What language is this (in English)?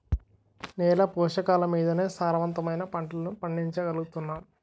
Telugu